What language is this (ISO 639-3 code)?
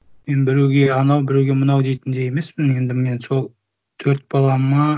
kaz